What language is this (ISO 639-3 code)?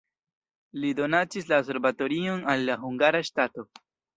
epo